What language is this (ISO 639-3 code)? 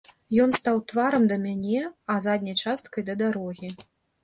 bel